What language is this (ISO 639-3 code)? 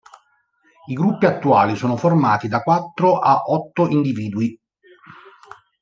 ita